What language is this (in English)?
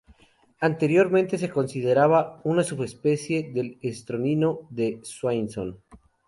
Spanish